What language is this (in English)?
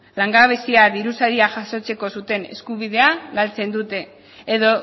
Basque